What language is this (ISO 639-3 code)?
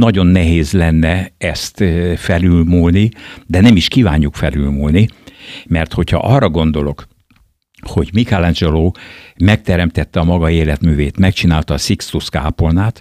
hun